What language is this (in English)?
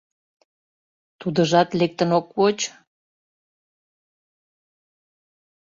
Mari